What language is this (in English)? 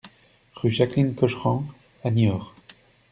French